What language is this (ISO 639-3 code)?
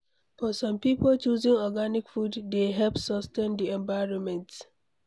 pcm